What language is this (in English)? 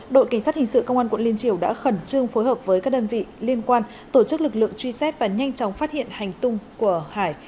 Vietnamese